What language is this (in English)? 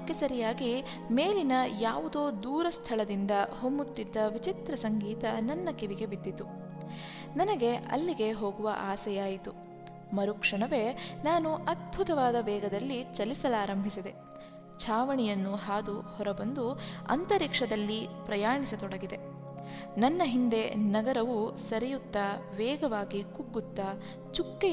Kannada